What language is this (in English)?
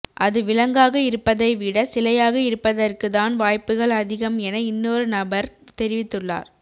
Tamil